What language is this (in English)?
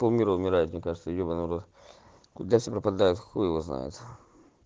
Russian